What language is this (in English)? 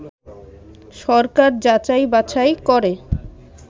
Bangla